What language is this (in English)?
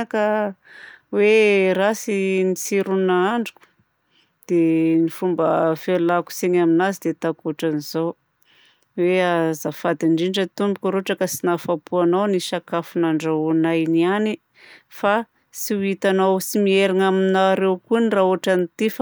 Southern Betsimisaraka Malagasy